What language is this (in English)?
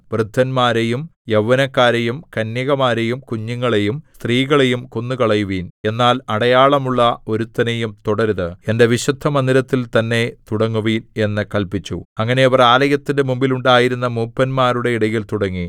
Malayalam